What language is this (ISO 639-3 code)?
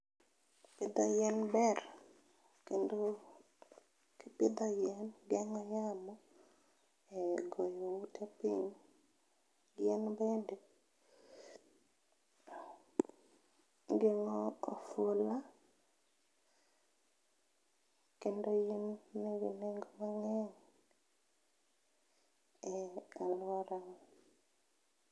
luo